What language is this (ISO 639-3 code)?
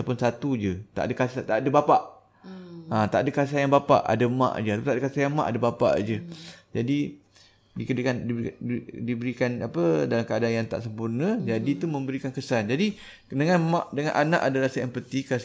msa